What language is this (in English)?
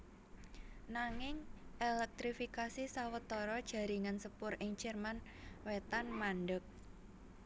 Javanese